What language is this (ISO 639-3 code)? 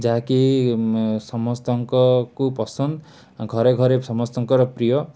ori